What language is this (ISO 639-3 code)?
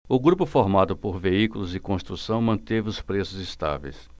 por